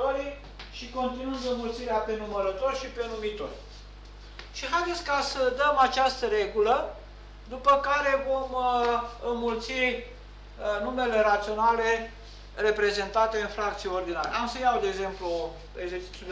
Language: Romanian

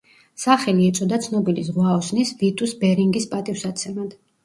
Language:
Georgian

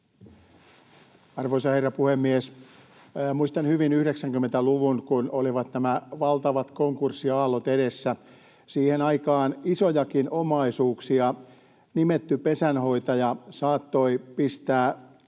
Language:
Finnish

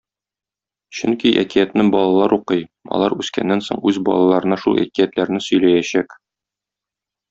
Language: Tatar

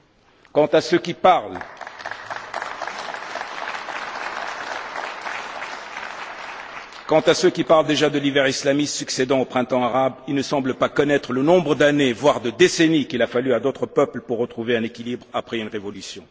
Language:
French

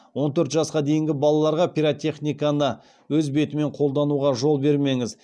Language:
Kazakh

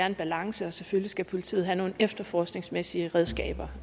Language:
Danish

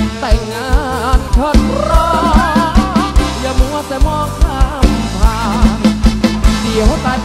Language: Thai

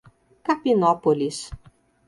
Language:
Portuguese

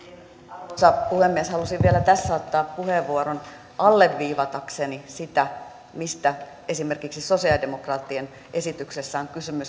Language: Finnish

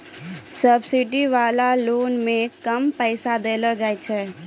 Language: Maithili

